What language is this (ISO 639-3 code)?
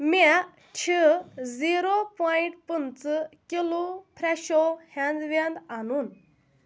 kas